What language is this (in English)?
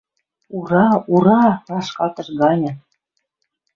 Western Mari